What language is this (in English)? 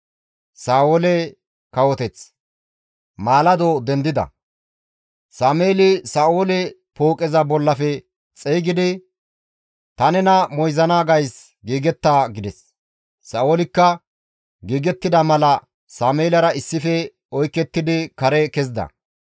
Gamo